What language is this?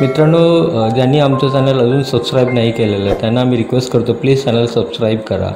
Hindi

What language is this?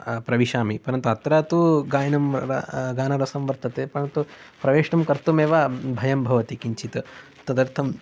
Sanskrit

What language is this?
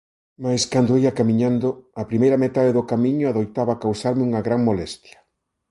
Galician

